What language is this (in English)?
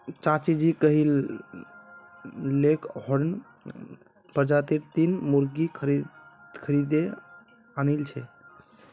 Magahi